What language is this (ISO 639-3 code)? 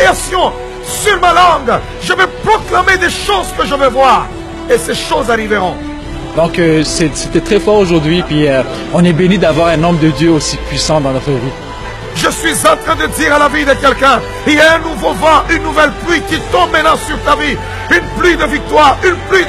fra